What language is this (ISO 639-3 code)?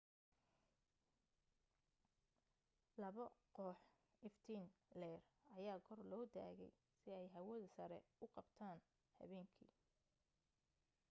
som